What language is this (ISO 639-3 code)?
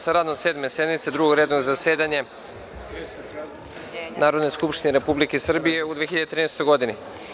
srp